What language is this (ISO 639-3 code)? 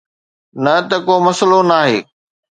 snd